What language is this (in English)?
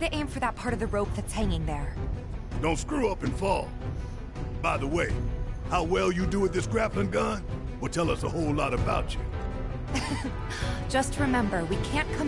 English